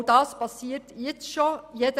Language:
Swiss German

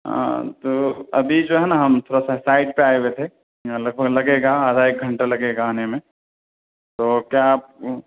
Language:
Urdu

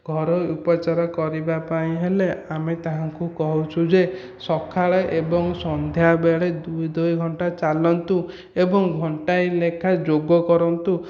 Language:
Odia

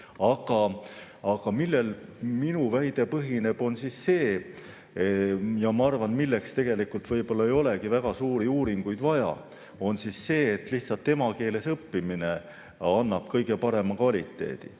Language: Estonian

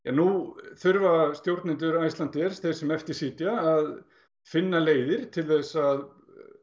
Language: Icelandic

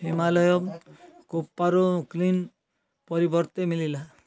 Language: Odia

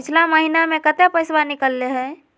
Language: Magahi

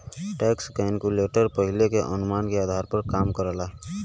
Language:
Bhojpuri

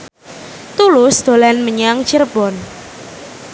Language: Javanese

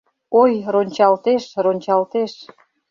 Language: Mari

